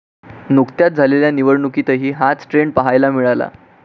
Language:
Marathi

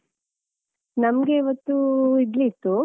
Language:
Kannada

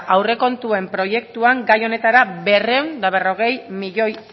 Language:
Basque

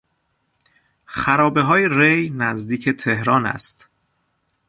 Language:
Persian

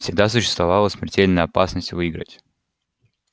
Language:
Russian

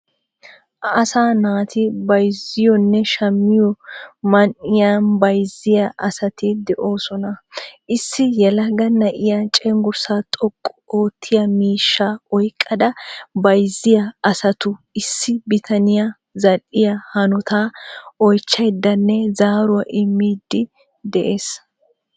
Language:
Wolaytta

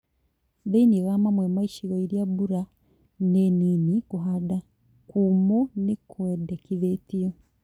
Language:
Kikuyu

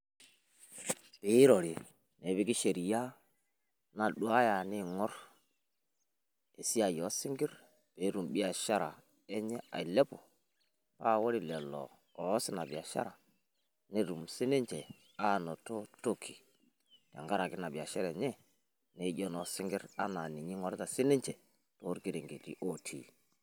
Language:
Masai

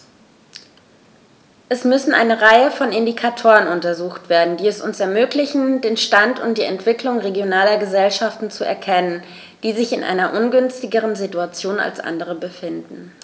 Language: German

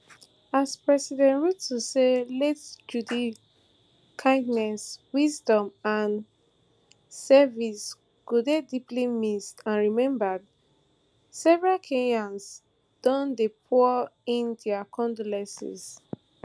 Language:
Nigerian Pidgin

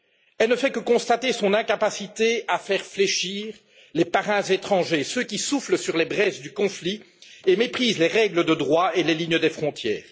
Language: French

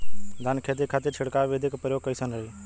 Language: Bhojpuri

